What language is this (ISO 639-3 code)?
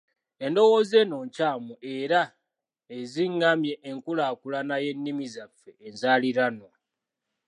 lug